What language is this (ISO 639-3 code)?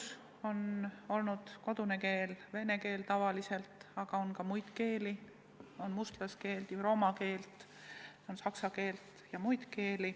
est